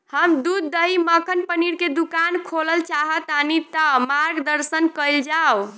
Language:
Bhojpuri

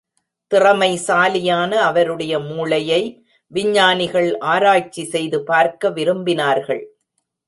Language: Tamil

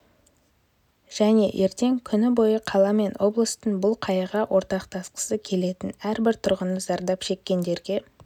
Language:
Kazakh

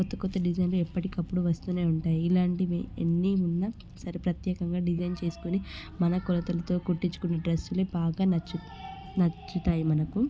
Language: Telugu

